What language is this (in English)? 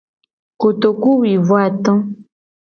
Gen